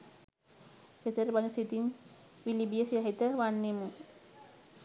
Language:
Sinhala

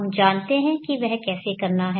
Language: Hindi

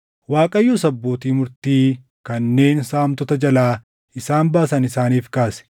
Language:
Oromo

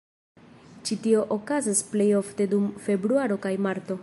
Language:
Esperanto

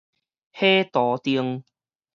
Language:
Min Nan Chinese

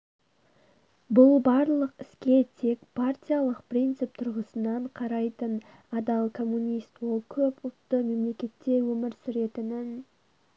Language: Kazakh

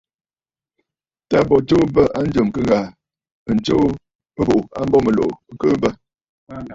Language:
Bafut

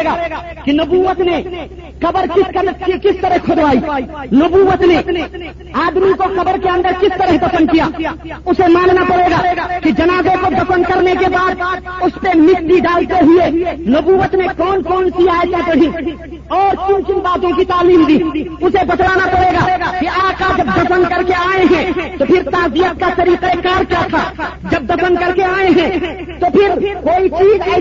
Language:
Urdu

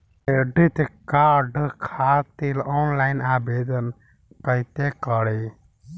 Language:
Bhojpuri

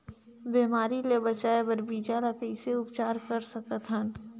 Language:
Chhattisgarhi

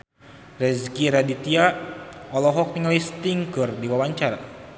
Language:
Sundanese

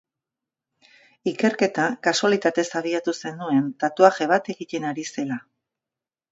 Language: Basque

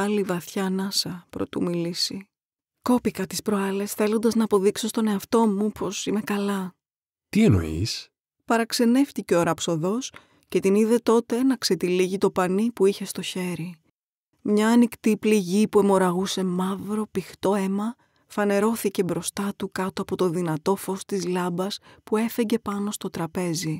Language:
Greek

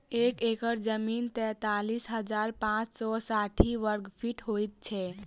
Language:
Maithili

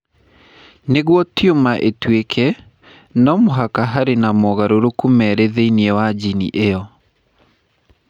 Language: Kikuyu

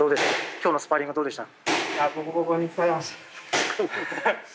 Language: Japanese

